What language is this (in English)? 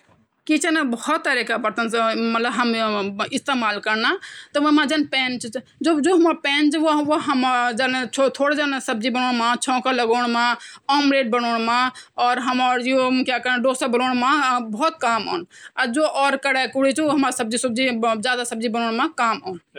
Garhwali